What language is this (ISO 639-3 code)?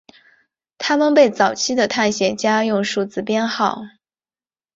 zho